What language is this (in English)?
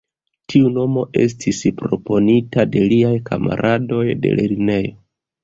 Esperanto